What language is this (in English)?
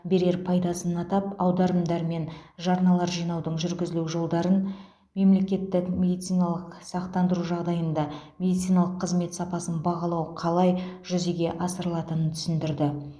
Kazakh